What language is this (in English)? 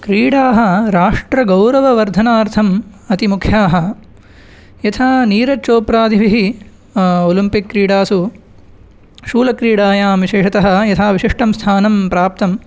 Sanskrit